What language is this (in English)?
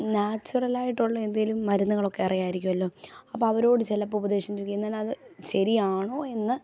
Malayalam